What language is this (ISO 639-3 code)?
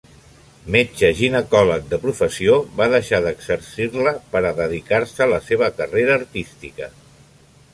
cat